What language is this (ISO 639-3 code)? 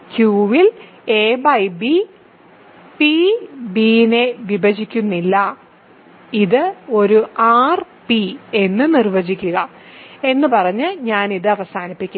mal